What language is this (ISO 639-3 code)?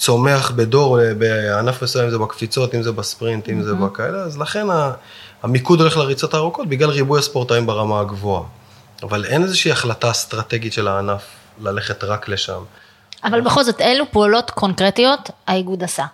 heb